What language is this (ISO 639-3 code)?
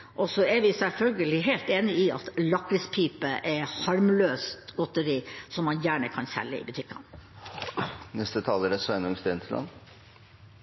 nob